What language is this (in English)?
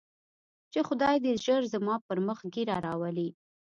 Pashto